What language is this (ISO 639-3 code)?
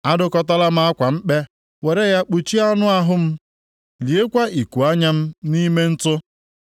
ibo